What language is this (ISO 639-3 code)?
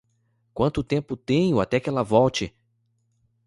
por